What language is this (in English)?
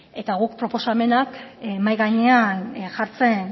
Basque